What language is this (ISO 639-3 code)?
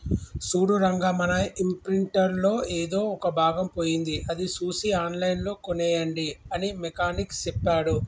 tel